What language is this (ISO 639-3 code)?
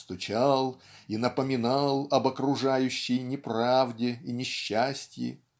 rus